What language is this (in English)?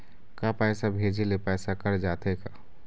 Chhattisgarhi